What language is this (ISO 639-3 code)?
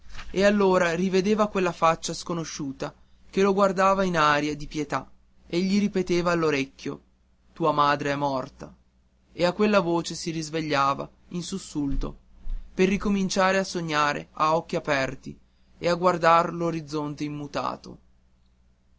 ita